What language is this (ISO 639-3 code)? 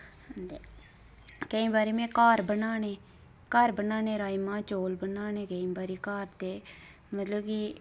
doi